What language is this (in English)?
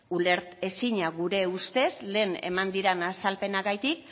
Basque